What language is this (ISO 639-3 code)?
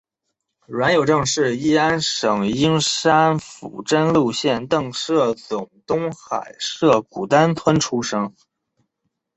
zho